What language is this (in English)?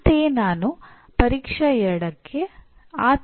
Kannada